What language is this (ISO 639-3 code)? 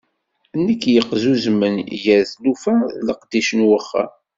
kab